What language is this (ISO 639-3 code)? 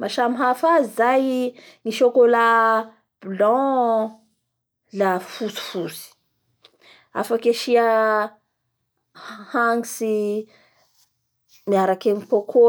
bhr